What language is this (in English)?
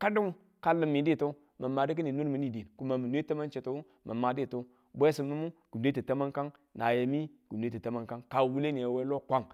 Tula